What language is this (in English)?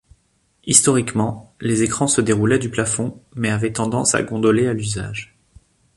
French